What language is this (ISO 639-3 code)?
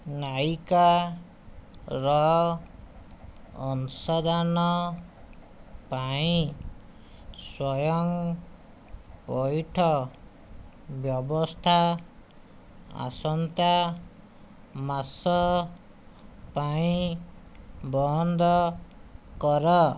ori